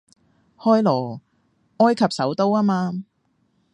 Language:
Cantonese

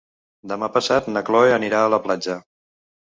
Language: Catalan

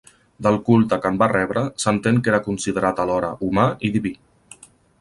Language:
Catalan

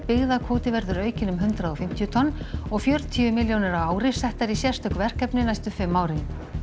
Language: Icelandic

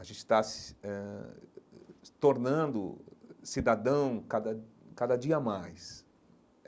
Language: Portuguese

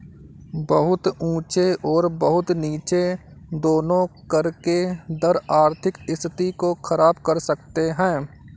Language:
Hindi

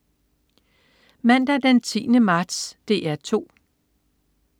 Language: Danish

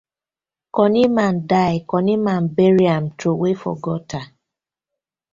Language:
Nigerian Pidgin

